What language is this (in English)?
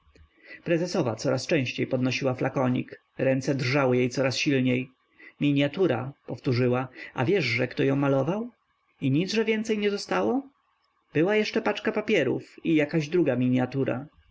Polish